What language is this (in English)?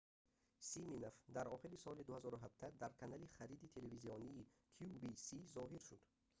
Tajik